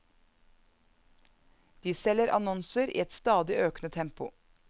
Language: Norwegian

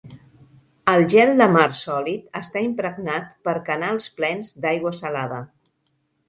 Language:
Catalan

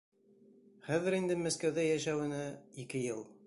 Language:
Bashkir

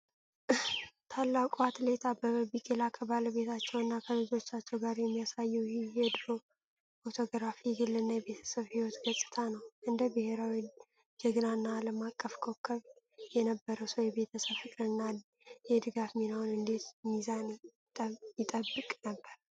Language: Amharic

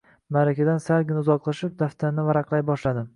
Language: Uzbek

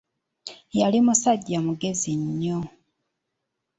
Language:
Ganda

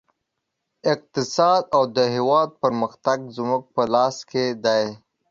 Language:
Pashto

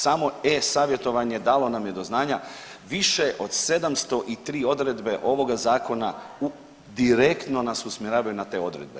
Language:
Croatian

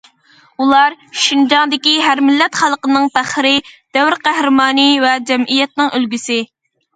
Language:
Uyghur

